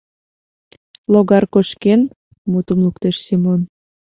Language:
Mari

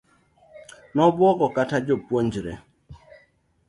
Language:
Luo (Kenya and Tanzania)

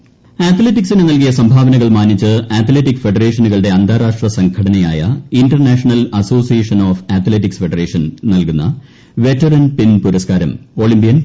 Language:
Malayalam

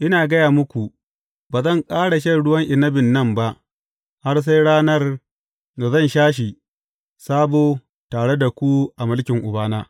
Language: Hausa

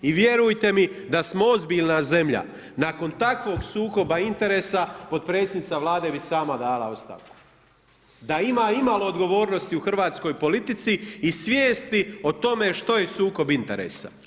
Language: Croatian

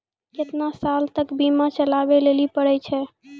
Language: Maithili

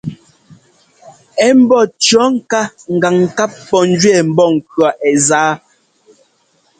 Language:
Ngomba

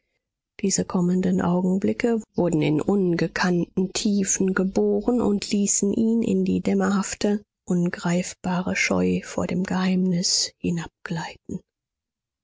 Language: German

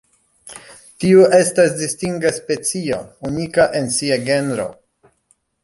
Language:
Esperanto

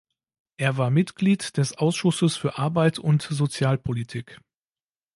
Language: German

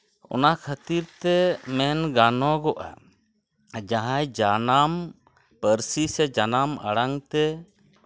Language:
Santali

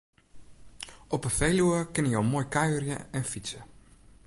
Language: Western Frisian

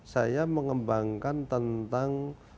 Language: Indonesian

